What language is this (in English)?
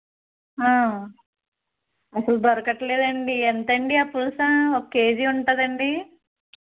Telugu